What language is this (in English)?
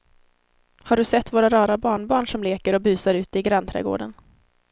Swedish